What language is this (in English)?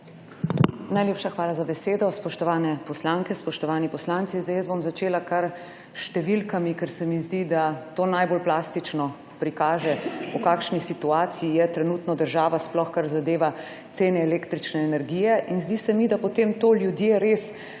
Slovenian